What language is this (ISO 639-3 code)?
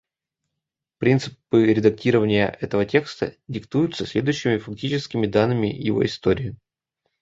rus